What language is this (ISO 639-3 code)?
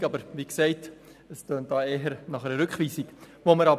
gsw